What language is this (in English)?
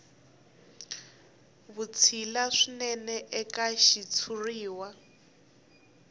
Tsonga